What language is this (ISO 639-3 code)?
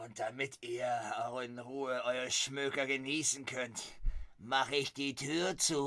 deu